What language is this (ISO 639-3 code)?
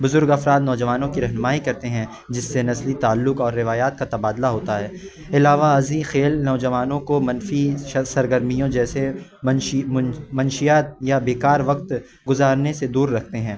urd